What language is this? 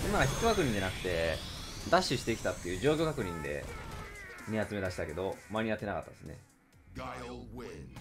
Japanese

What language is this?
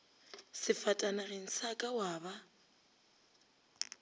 Northern Sotho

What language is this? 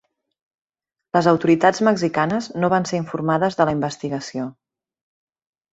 Catalan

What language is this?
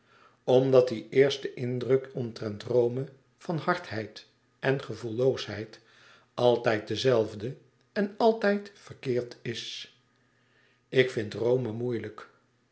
Dutch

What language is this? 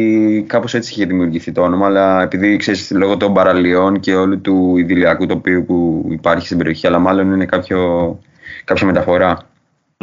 Greek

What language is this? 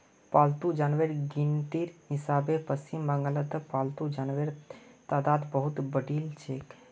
Magahi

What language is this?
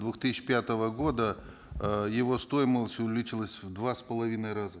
Kazakh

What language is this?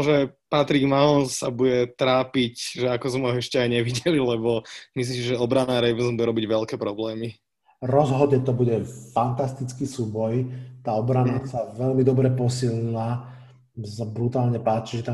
Slovak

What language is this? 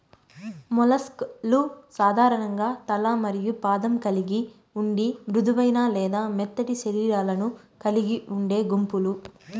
Telugu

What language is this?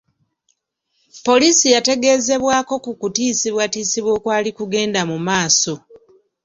Ganda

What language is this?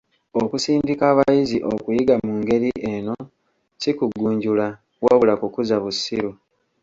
Ganda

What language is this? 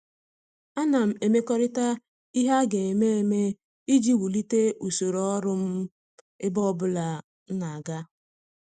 Igbo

